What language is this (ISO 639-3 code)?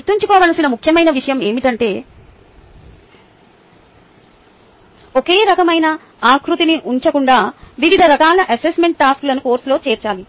tel